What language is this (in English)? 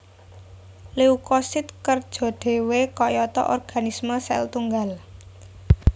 Javanese